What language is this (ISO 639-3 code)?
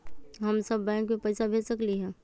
mag